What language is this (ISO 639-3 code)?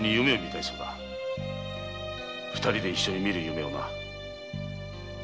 jpn